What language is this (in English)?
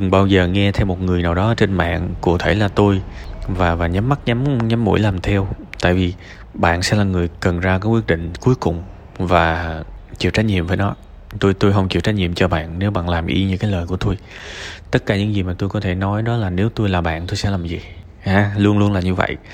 Vietnamese